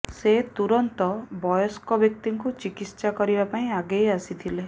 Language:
Odia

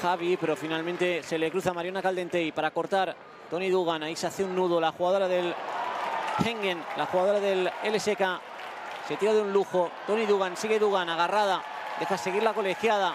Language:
Spanish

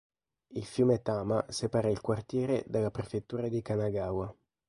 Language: Italian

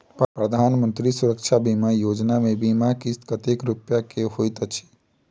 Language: Maithili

